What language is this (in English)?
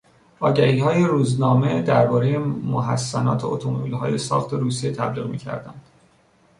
Persian